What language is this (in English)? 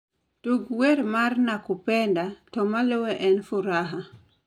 Luo (Kenya and Tanzania)